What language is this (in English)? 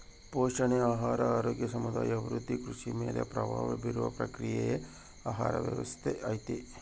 Kannada